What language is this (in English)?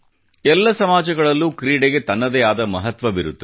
Kannada